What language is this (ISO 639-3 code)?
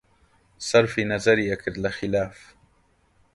ckb